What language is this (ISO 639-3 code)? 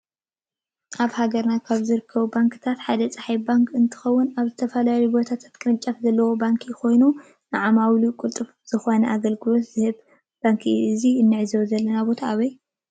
tir